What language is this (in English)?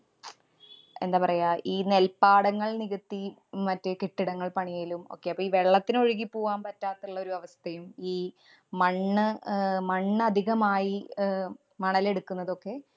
Malayalam